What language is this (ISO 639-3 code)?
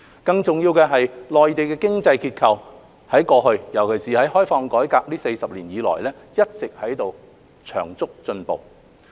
yue